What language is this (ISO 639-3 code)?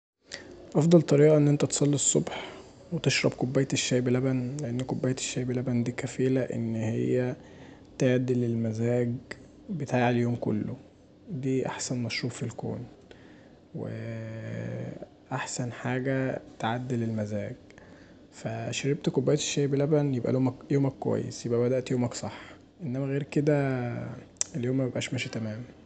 arz